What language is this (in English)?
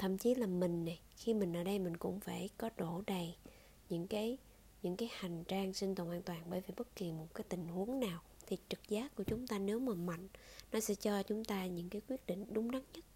Vietnamese